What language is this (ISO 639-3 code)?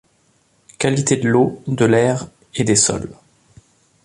fra